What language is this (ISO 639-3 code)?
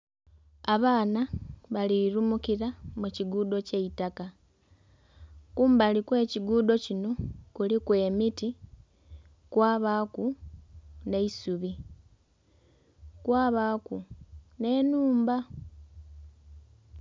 xog